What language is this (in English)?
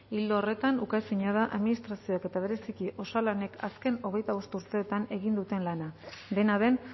Basque